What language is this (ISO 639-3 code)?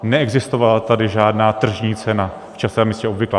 ces